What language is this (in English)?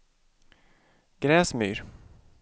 Swedish